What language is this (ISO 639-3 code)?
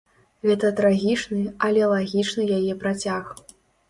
bel